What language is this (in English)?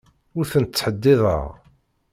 Kabyle